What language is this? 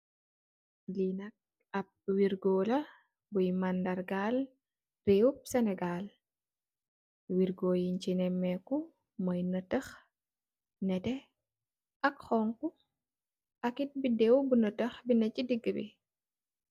Wolof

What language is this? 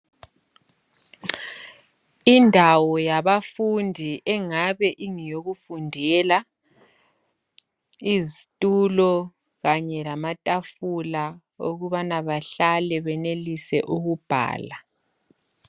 North Ndebele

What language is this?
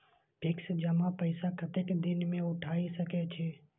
Maithili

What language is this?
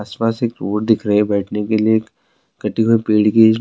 Urdu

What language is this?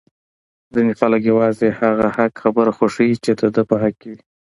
Pashto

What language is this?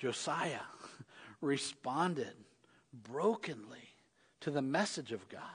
English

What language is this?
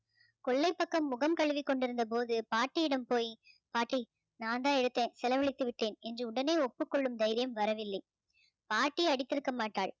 Tamil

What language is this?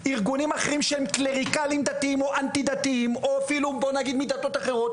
Hebrew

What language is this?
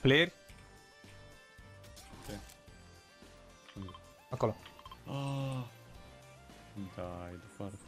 Romanian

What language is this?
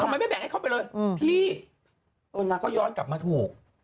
Thai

